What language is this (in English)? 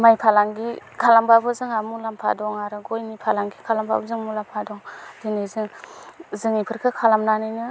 Bodo